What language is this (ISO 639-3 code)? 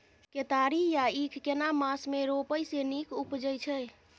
mai